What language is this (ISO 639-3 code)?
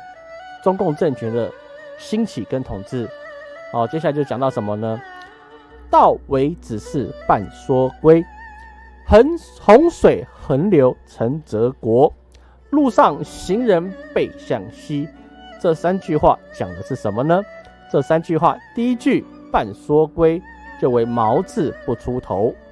zho